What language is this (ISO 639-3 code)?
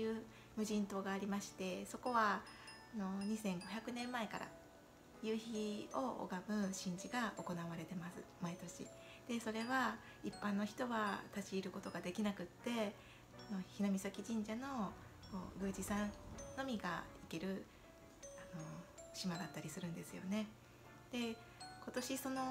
jpn